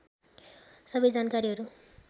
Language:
Nepali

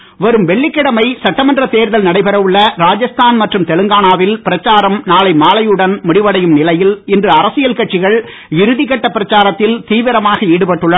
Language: Tamil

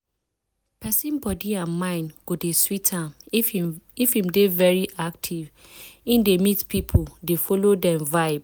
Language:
Nigerian Pidgin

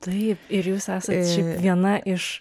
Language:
Lithuanian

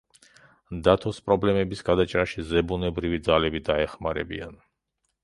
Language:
Georgian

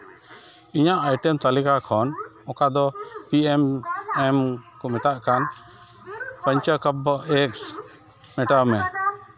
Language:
Santali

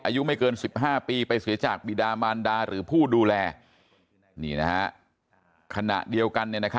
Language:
Thai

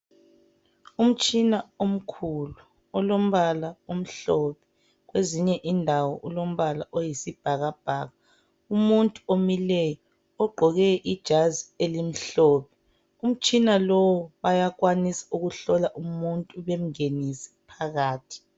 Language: North Ndebele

